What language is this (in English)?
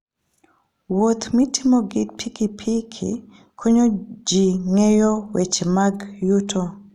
Luo (Kenya and Tanzania)